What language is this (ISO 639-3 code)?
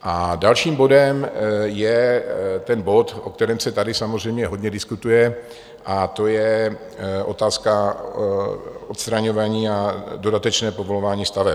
ces